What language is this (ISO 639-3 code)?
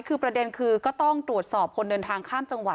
tha